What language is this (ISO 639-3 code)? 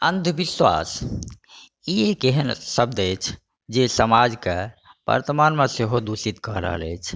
mai